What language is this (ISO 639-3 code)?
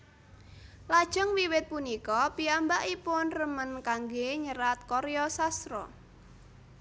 jav